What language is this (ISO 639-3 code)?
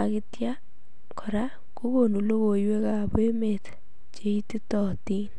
kln